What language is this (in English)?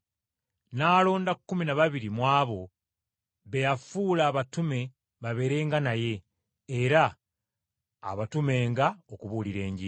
Ganda